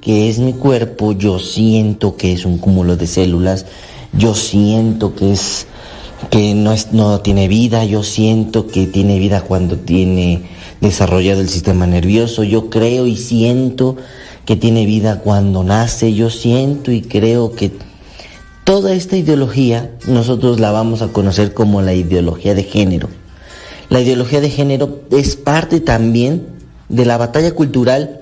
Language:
Spanish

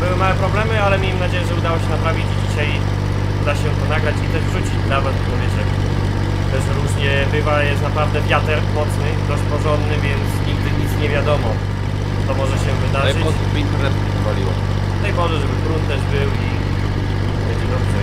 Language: Polish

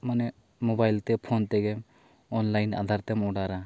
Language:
Santali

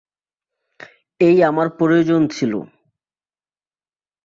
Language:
Bangla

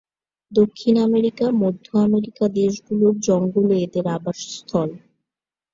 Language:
Bangla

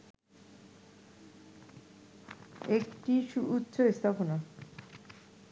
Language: Bangla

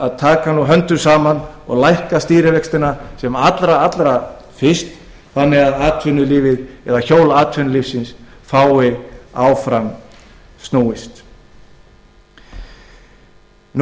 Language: Icelandic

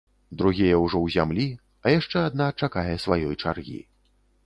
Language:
Belarusian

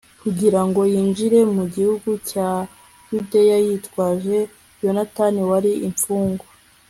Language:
Kinyarwanda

